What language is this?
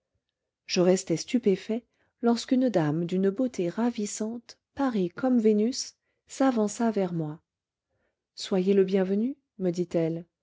French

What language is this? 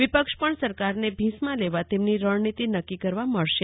Gujarati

